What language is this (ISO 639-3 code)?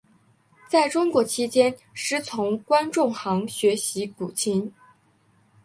zho